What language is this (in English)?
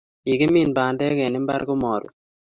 Kalenjin